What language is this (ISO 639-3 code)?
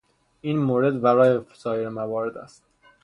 fas